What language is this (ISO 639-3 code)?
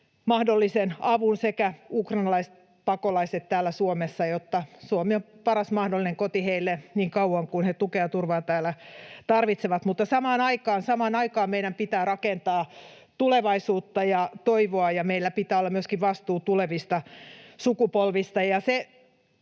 fin